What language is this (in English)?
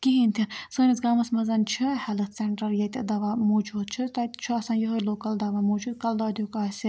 Kashmiri